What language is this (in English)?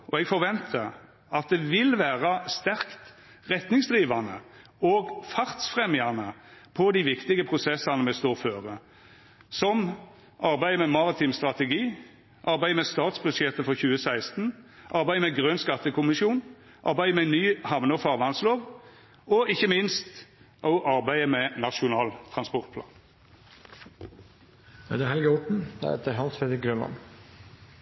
Norwegian